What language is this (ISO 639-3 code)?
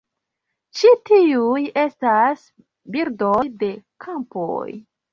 epo